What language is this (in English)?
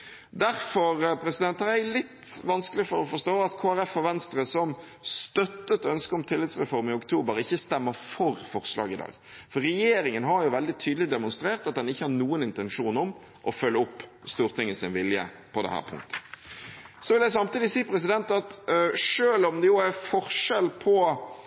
Norwegian Bokmål